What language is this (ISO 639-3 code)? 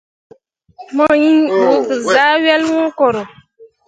mua